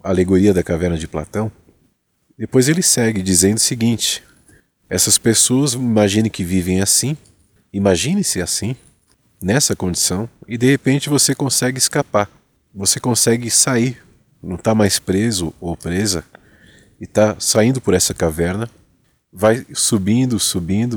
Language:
Portuguese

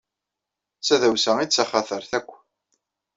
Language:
Kabyle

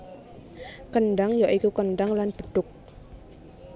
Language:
Javanese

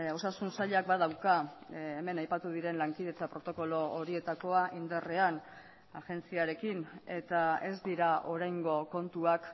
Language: Basque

